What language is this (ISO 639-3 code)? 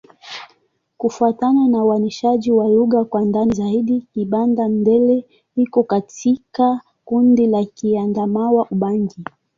swa